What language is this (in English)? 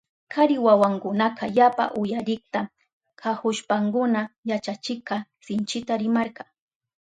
Southern Pastaza Quechua